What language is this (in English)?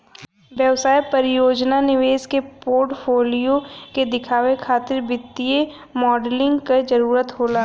Bhojpuri